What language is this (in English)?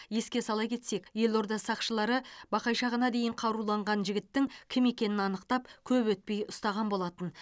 Kazakh